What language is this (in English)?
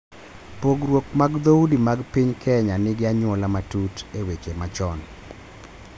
Luo (Kenya and Tanzania)